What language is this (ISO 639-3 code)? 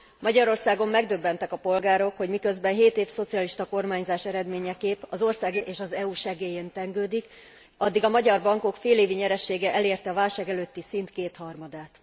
hun